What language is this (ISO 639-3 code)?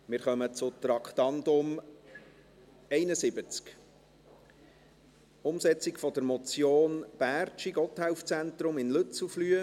gsw